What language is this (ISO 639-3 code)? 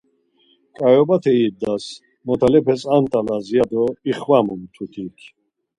lzz